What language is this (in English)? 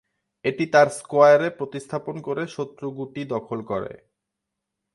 Bangla